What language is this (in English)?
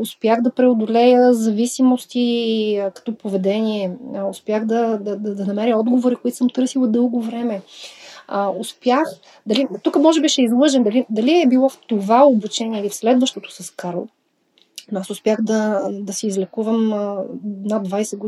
Bulgarian